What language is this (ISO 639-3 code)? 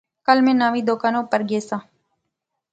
phr